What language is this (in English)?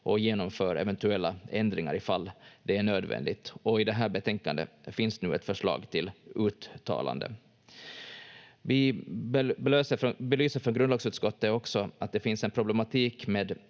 Finnish